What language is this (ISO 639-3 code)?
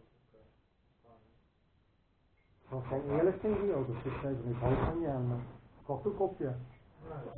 nld